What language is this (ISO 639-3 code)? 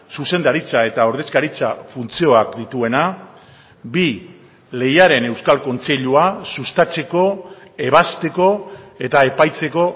eus